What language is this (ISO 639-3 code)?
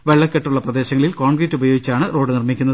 mal